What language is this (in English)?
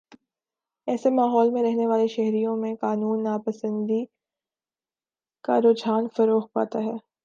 Urdu